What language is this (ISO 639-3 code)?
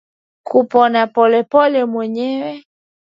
swa